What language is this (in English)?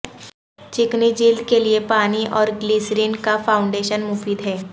Urdu